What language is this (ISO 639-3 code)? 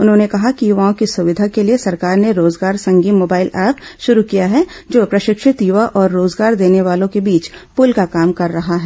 hin